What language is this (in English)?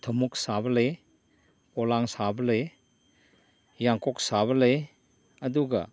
Manipuri